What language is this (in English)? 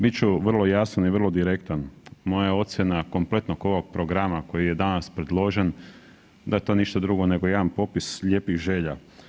Croatian